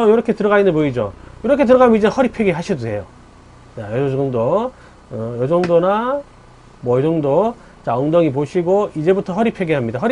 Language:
Korean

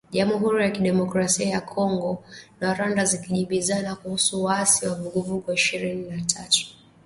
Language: Swahili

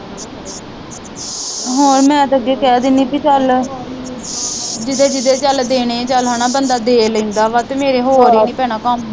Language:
Punjabi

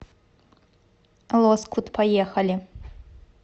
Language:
Russian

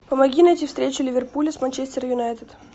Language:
Russian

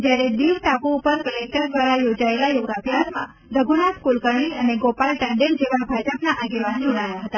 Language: Gujarati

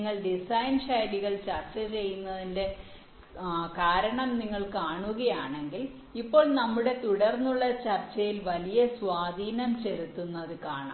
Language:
Malayalam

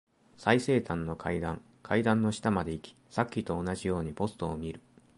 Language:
Japanese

